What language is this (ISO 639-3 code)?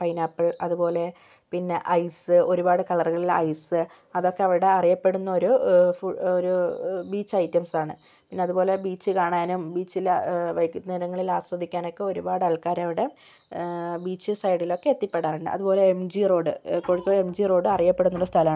mal